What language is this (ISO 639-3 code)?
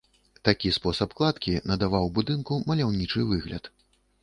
bel